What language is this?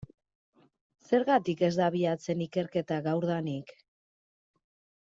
Basque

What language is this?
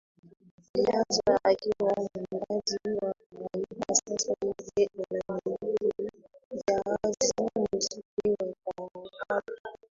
Swahili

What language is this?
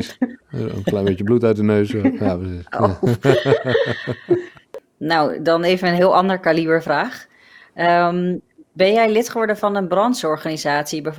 Dutch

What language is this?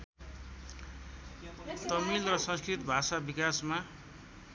Nepali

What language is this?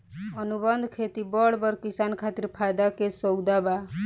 Bhojpuri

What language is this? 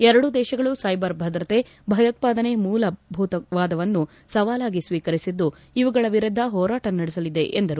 Kannada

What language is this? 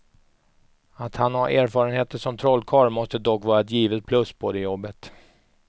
Swedish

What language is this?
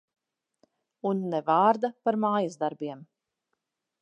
Latvian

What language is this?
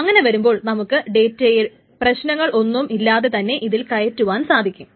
Malayalam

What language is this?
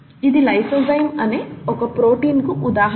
Telugu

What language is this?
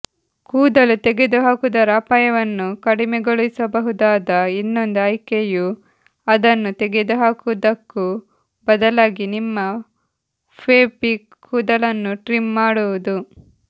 Kannada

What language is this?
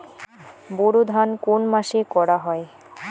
Bangla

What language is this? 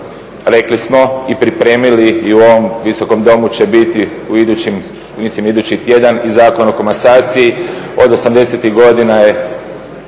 Croatian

